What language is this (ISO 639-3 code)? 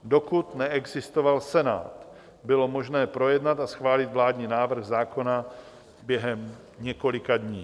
ces